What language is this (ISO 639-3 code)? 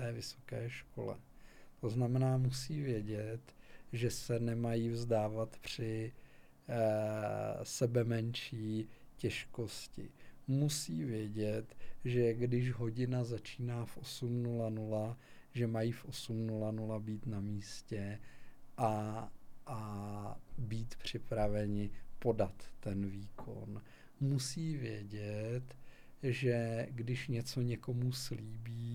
ces